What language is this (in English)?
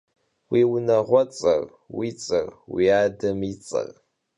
Kabardian